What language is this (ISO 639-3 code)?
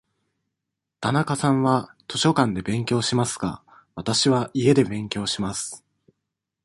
jpn